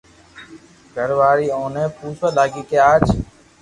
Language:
Loarki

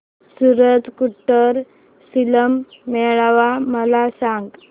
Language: Marathi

